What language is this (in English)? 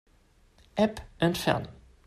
German